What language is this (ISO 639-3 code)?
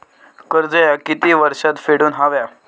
mar